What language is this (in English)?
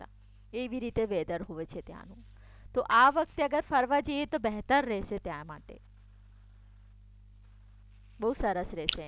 Gujarati